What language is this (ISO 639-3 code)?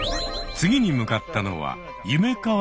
jpn